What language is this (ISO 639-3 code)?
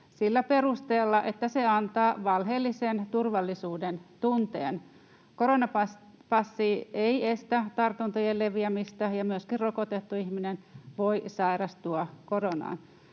fin